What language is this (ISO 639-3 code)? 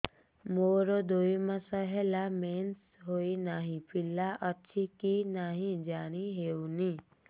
ori